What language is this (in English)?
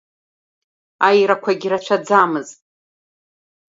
Abkhazian